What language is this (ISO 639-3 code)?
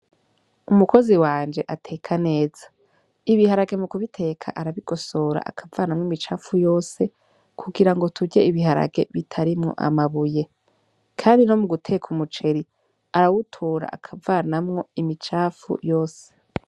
run